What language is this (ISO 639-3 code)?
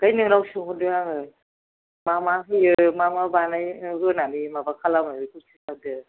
brx